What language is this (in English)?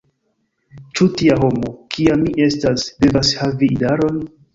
Esperanto